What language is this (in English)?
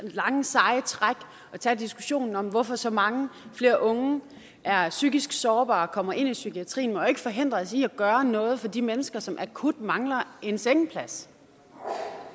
Danish